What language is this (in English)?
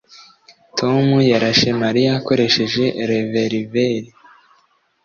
Kinyarwanda